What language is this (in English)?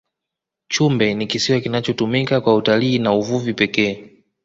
Swahili